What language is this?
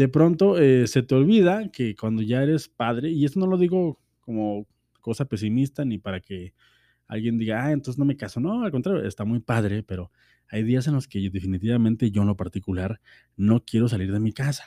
Spanish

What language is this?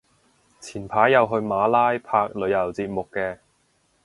Cantonese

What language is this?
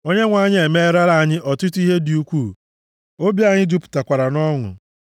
Igbo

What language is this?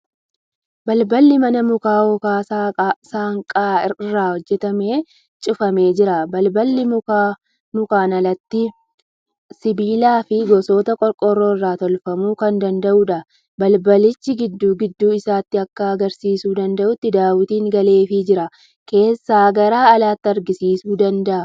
Oromo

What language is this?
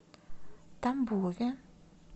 Russian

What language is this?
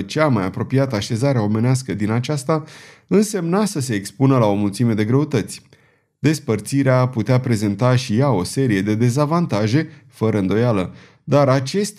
Romanian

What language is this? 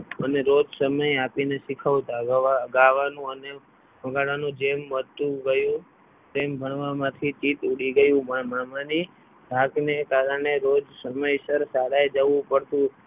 Gujarati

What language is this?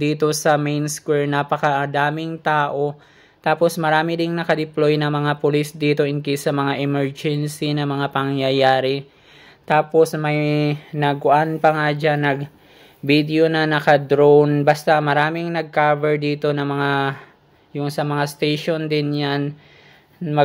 Filipino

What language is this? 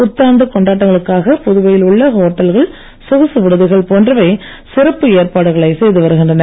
Tamil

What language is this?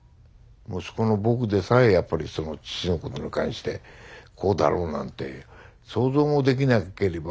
Japanese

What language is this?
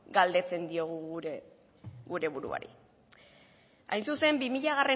Basque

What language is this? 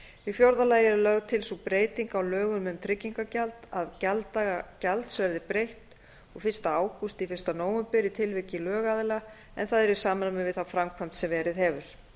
Icelandic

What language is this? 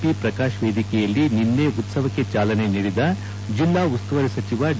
Kannada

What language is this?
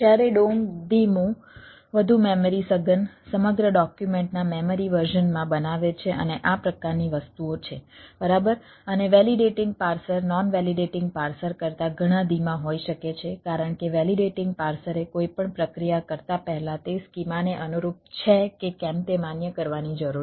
Gujarati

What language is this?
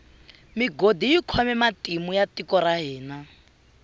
Tsonga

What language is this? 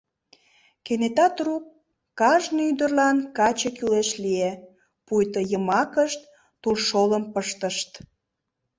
Mari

